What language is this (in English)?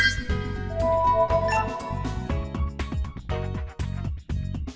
Vietnamese